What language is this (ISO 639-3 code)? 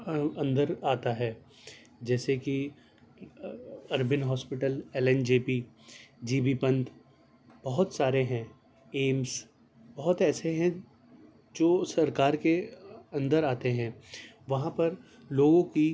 urd